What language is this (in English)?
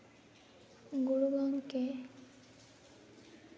Santali